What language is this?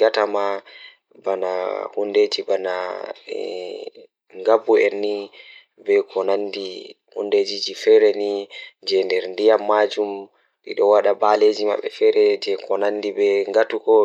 Fula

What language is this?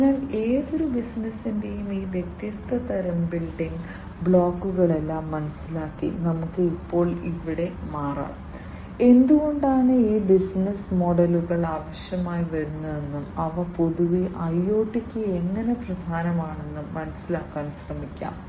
Malayalam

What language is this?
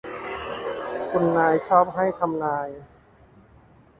Thai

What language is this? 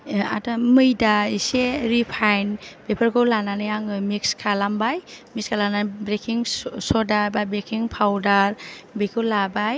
Bodo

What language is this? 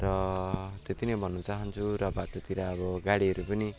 Nepali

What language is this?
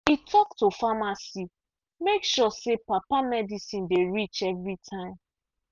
Nigerian Pidgin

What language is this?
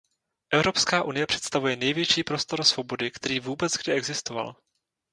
Czech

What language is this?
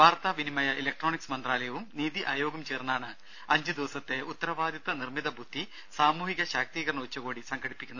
Malayalam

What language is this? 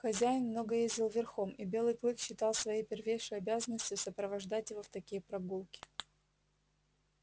Russian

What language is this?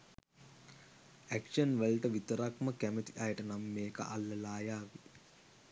Sinhala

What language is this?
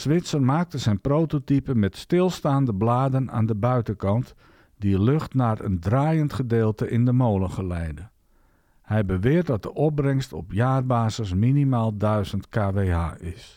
Dutch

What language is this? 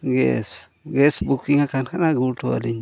Santali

